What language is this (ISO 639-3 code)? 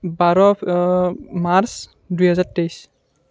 asm